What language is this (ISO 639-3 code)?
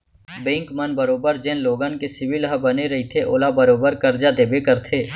hne